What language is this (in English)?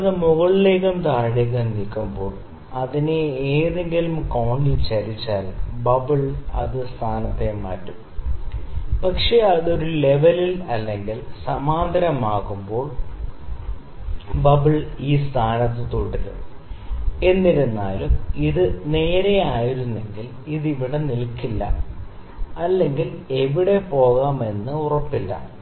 Malayalam